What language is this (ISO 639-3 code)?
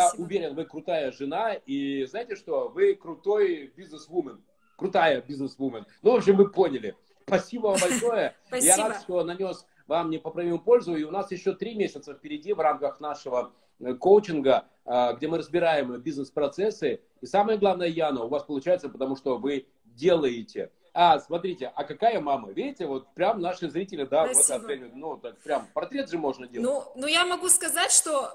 rus